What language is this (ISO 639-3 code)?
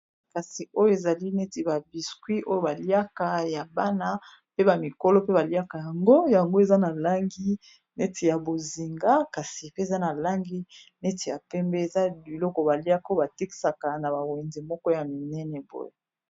lin